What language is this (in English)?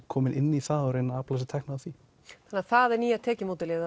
Icelandic